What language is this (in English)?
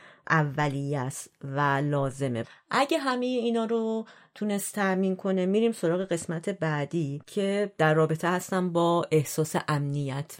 Persian